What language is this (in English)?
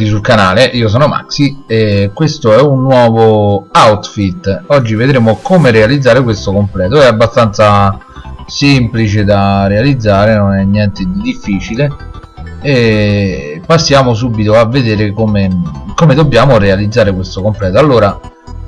Italian